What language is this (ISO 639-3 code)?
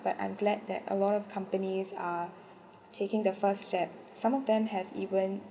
eng